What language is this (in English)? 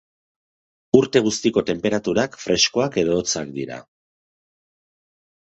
Basque